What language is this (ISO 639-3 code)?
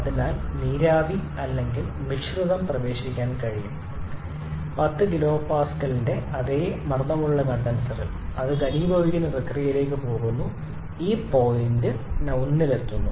mal